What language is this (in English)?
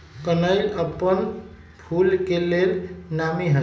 Magahi